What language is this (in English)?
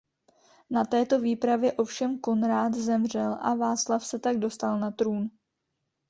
Czech